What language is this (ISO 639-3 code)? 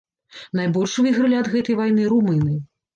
bel